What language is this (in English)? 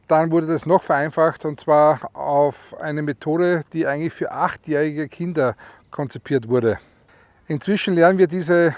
German